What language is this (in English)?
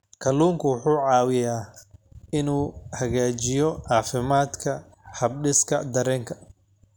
Somali